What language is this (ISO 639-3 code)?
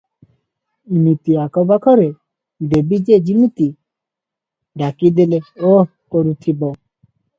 ori